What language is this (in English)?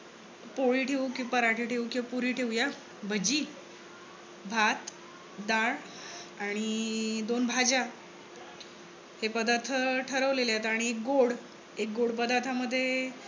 Marathi